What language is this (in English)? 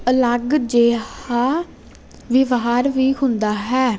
Punjabi